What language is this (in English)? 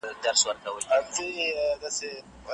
Pashto